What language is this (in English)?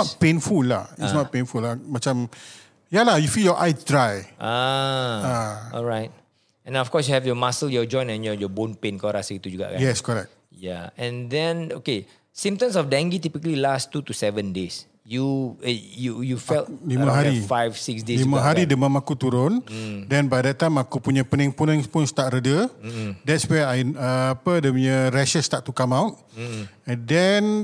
Malay